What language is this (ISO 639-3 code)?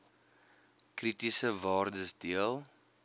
afr